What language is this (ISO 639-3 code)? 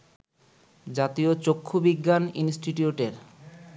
ben